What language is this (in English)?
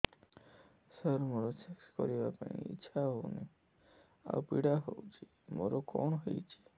Odia